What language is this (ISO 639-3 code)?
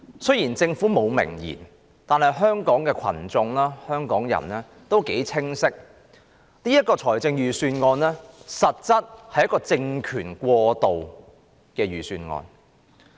yue